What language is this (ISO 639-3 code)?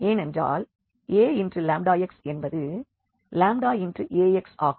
tam